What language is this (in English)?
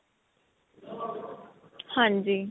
Punjabi